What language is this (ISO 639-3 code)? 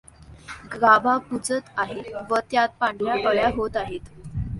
mar